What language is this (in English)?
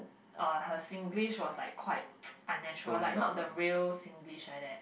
English